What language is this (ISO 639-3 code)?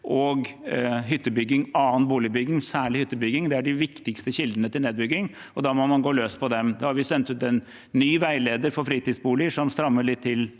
nor